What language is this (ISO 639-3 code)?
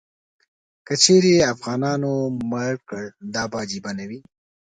pus